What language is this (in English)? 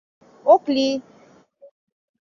Mari